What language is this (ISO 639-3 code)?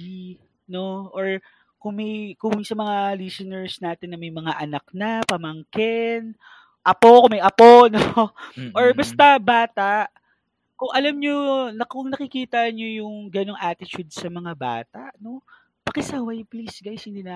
fil